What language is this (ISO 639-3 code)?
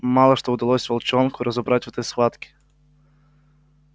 rus